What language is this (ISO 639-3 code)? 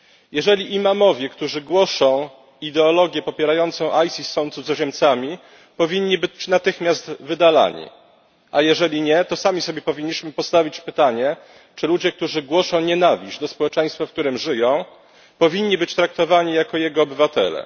pol